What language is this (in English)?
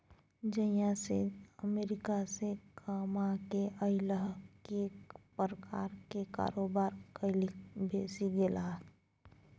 Maithili